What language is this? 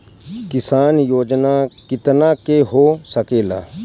Bhojpuri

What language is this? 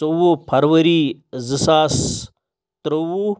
Kashmiri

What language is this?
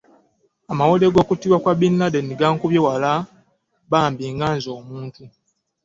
Ganda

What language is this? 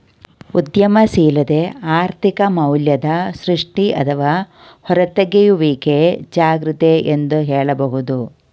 Kannada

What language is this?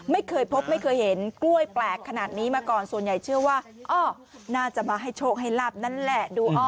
Thai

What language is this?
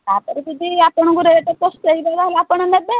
Odia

